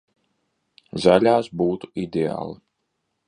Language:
Latvian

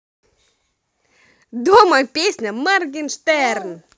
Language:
Russian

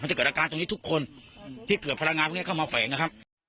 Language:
Thai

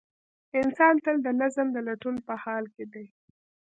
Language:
Pashto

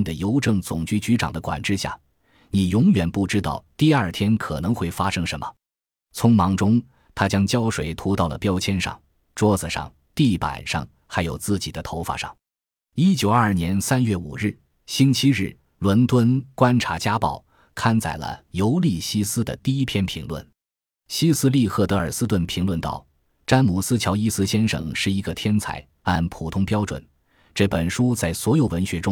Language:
Chinese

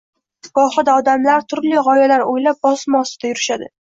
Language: Uzbek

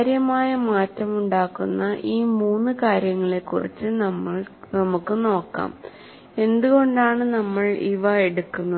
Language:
Malayalam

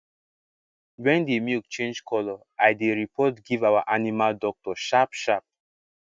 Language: Nigerian Pidgin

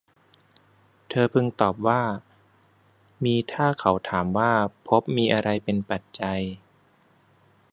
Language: Thai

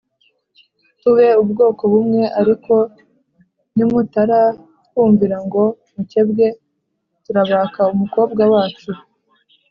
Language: Kinyarwanda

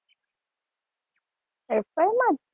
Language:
Gujarati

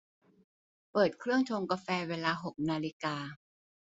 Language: Thai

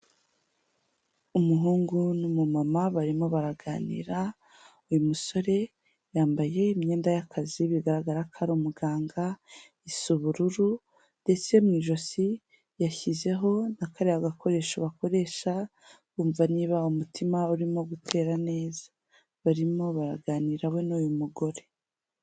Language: Kinyarwanda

